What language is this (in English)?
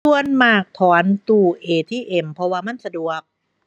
Thai